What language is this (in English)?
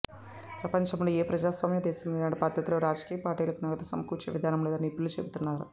Telugu